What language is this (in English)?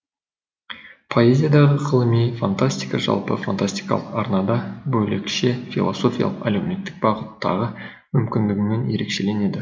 Kazakh